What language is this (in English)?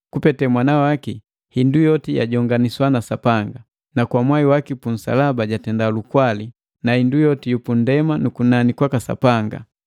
Matengo